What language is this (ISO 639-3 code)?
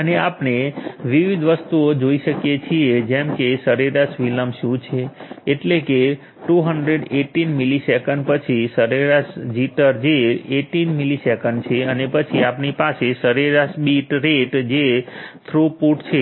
guj